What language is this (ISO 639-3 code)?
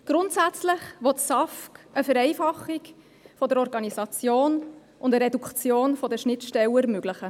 gsw